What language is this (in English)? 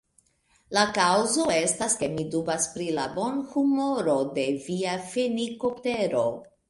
Esperanto